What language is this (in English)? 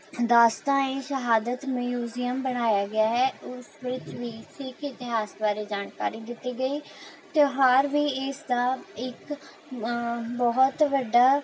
Punjabi